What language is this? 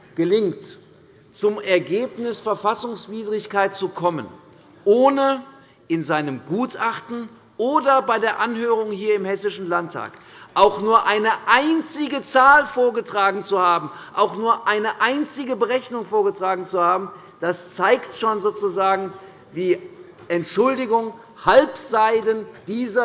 German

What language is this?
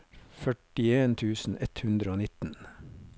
Norwegian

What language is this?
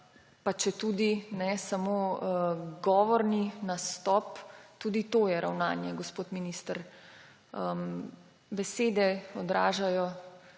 Slovenian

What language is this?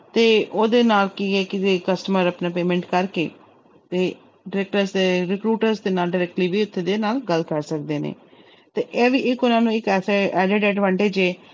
Punjabi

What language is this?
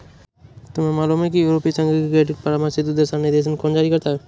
Hindi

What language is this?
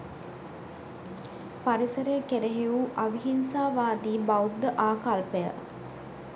Sinhala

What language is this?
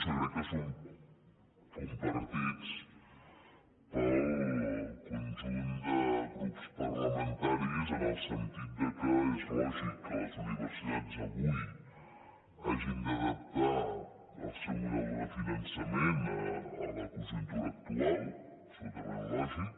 Catalan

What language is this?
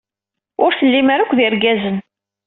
Kabyle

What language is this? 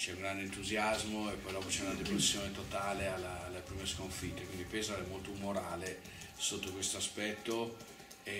Italian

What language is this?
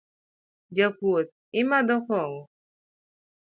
Luo (Kenya and Tanzania)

